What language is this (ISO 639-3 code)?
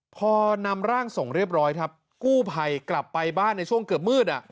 tha